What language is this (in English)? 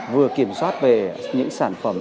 Vietnamese